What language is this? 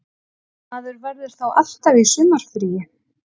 Icelandic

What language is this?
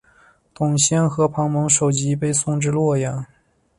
Chinese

